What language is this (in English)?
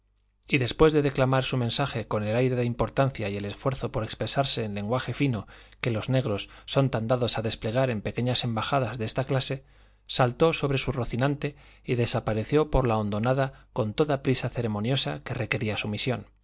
Spanish